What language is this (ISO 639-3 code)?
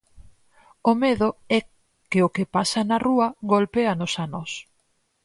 glg